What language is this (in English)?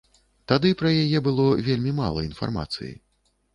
Belarusian